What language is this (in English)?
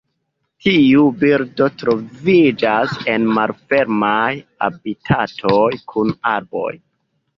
Esperanto